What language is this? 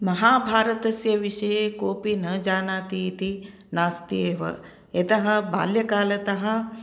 Sanskrit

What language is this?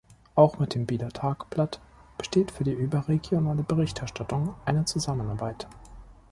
German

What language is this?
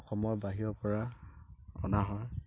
Assamese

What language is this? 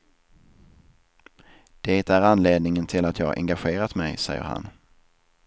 Swedish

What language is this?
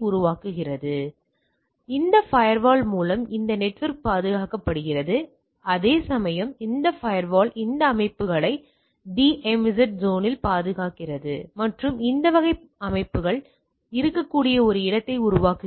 Tamil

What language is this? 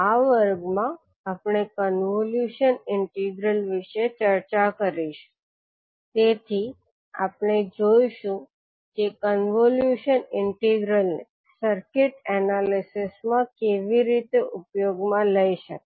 Gujarati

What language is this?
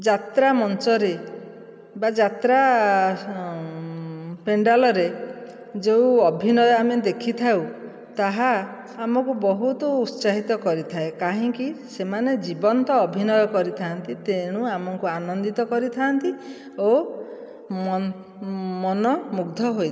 Odia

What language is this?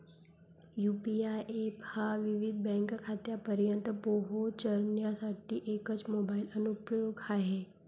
Marathi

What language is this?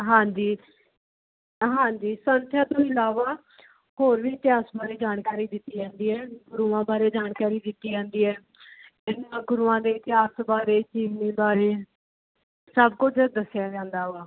Punjabi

